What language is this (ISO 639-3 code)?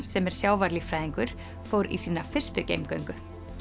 isl